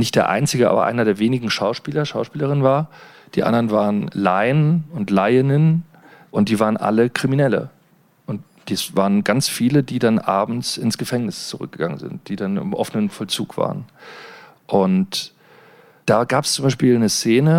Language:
German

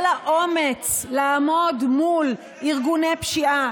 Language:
Hebrew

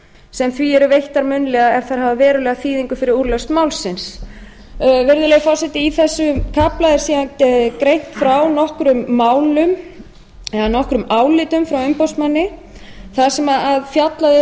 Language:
Icelandic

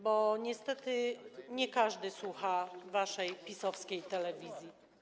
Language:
Polish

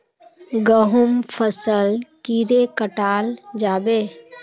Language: Magahi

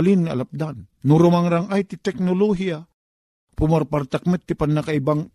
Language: Filipino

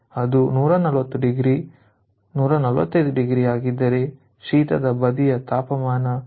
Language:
Kannada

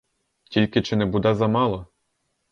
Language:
Ukrainian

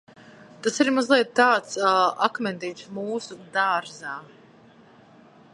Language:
Latvian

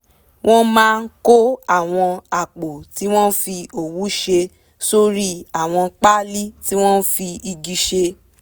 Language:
Yoruba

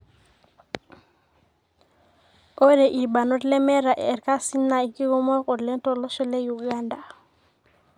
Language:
Masai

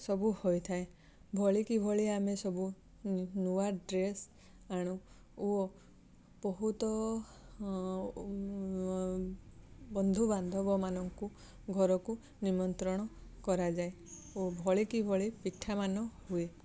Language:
Odia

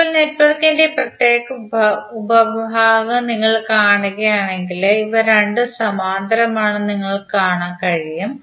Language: Malayalam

